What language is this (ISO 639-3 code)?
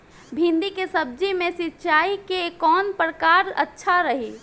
bho